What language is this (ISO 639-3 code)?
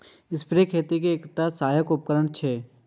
mai